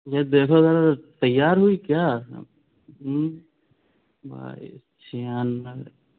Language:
Urdu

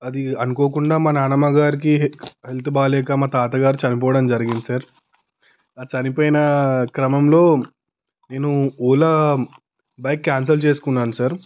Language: Telugu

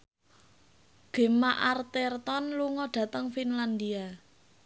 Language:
Javanese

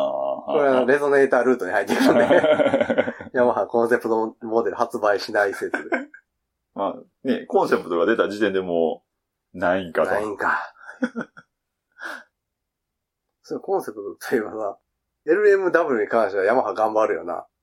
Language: Japanese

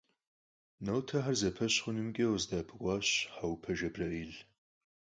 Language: Kabardian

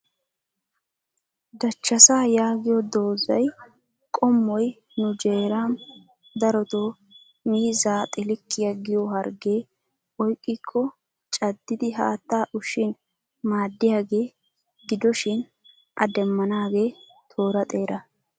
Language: Wolaytta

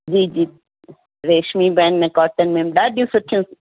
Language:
Sindhi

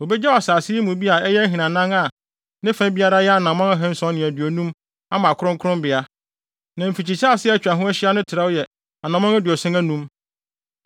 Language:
Akan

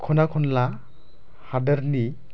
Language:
Bodo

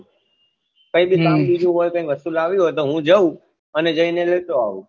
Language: Gujarati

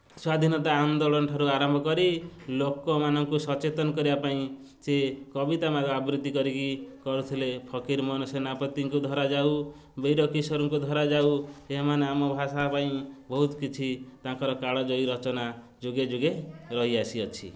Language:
Odia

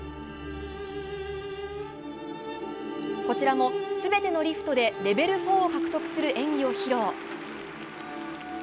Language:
Japanese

